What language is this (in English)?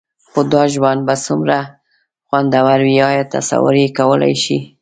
Pashto